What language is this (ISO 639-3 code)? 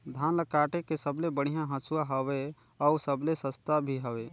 hne